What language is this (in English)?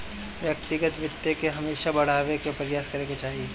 Bhojpuri